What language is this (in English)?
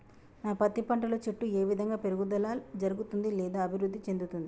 Telugu